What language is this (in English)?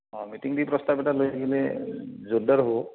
Assamese